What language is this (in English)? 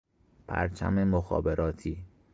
Persian